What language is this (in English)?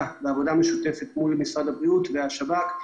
Hebrew